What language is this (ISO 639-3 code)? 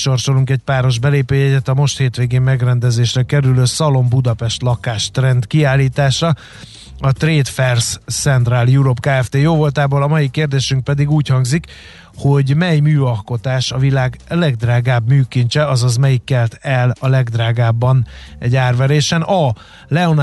hun